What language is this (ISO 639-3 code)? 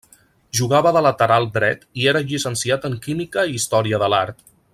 cat